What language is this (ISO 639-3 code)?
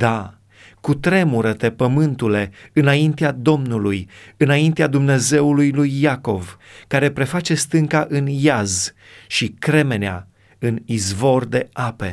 ron